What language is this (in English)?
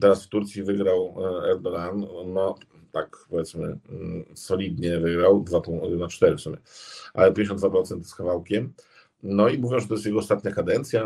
Polish